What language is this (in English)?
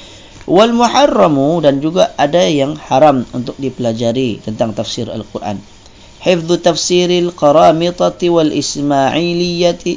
Malay